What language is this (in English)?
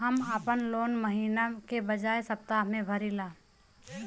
Bhojpuri